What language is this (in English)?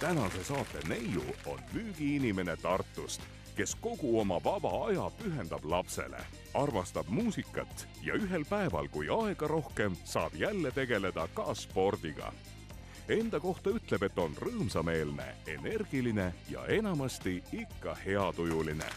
Finnish